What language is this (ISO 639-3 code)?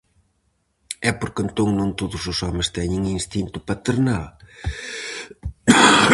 glg